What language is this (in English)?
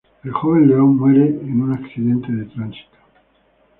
Spanish